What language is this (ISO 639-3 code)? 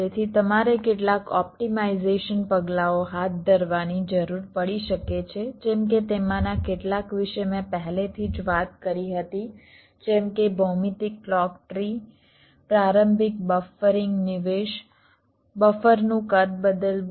guj